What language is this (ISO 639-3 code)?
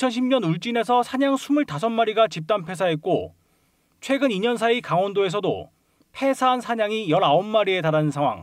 kor